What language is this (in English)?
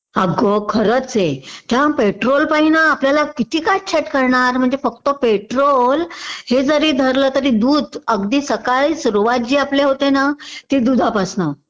Marathi